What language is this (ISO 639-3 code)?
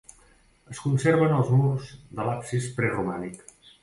cat